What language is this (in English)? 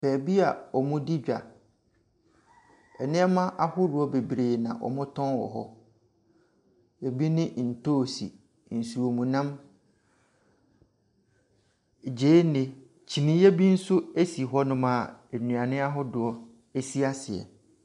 Akan